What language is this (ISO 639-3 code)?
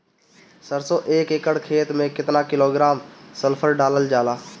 bho